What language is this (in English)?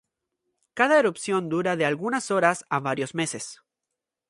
Spanish